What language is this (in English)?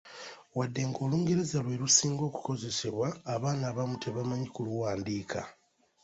Ganda